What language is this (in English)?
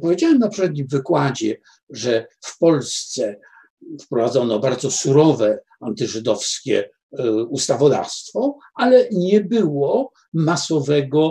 Polish